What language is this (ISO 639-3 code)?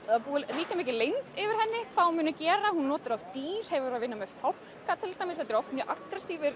isl